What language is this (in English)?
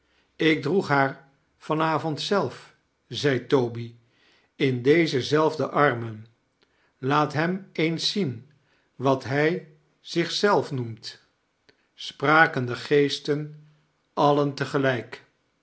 Dutch